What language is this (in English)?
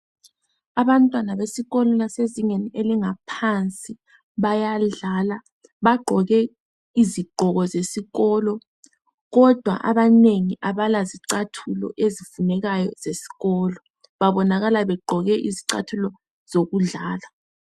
North Ndebele